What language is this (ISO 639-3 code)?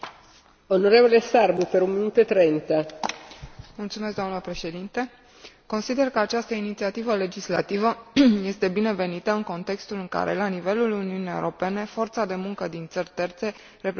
ron